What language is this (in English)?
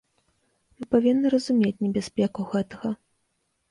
Belarusian